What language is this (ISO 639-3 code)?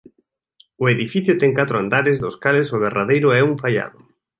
glg